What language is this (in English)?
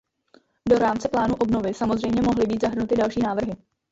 Czech